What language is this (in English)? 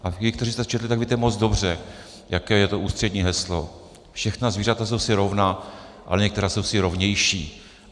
Czech